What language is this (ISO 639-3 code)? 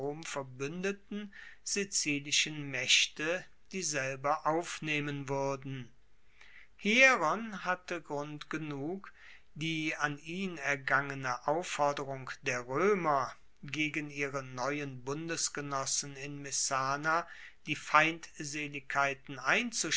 deu